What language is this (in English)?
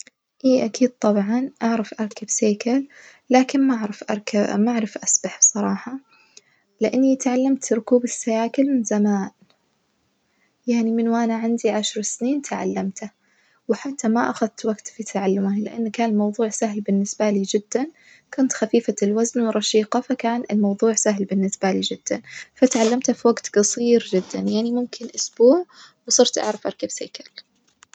Najdi Arabic